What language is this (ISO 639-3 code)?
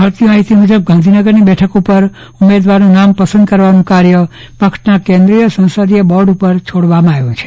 guj